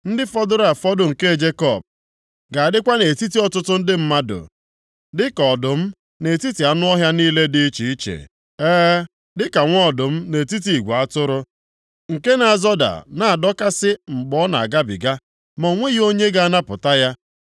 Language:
Igbo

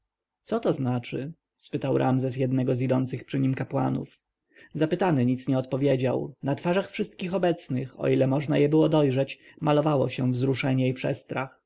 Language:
Polish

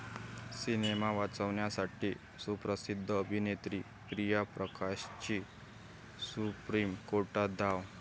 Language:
Marathi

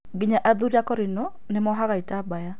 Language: Kikuyu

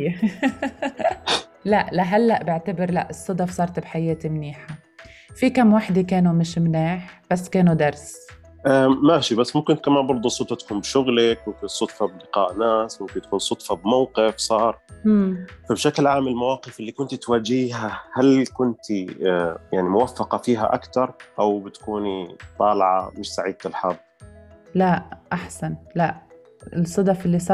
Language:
Arabic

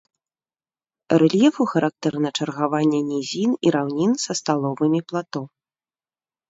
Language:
Belarusian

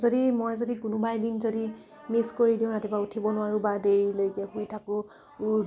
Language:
Assamese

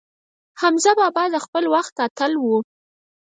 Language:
Pashto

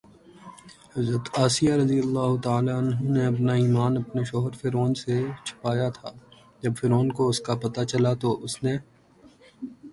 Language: Urdu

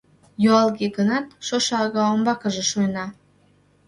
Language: Mari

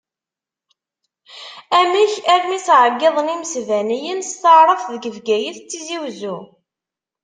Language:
Kabyle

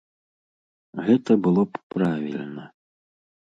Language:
Belarusian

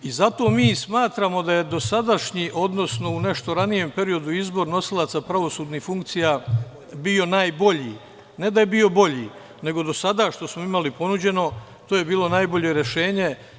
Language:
Serbian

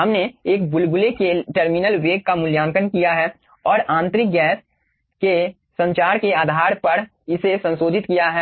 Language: Hindi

